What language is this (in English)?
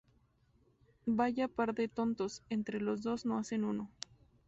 Spanish